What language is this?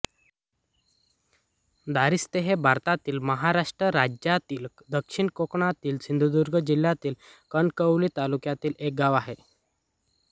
Marathi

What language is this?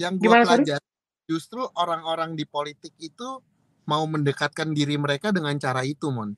Indonesian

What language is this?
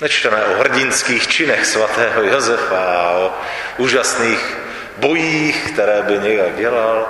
Czech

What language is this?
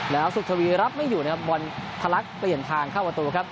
Thai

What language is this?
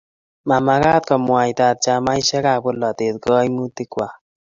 Kalenjin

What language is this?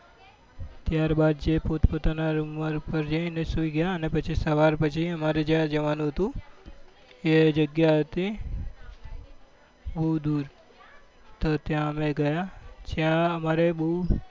Gujarati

